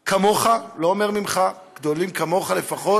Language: Hebrew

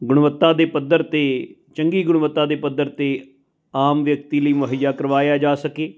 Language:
Punjabi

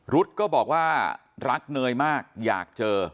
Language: Thai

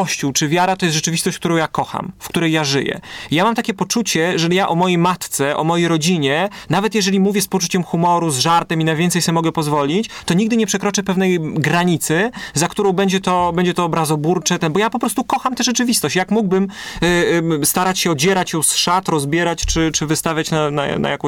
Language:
Polish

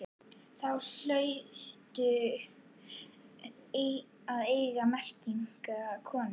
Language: Icelandic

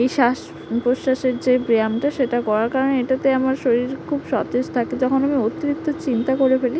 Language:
Bangla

